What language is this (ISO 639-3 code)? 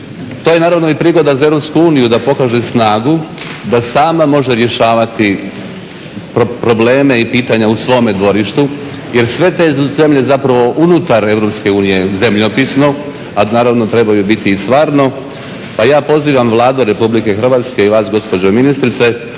hrv